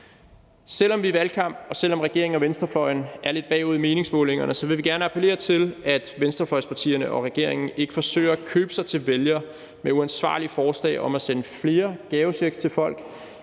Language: Danish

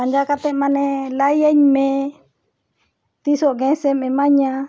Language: Santali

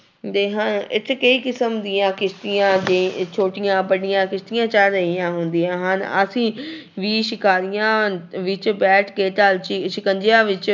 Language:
Punjabi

